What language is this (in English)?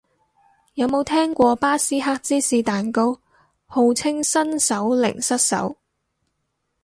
Cantonese